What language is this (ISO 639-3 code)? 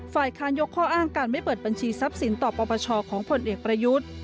tha